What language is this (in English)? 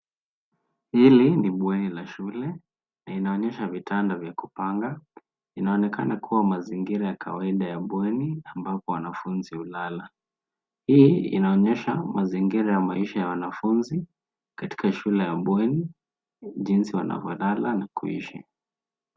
Swahili